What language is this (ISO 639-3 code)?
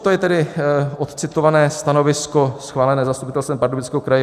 ces